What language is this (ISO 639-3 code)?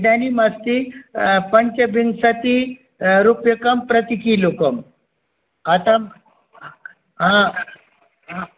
san